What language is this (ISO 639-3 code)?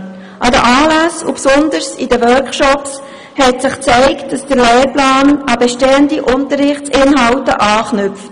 gsw